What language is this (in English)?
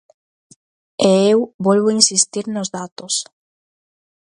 Galician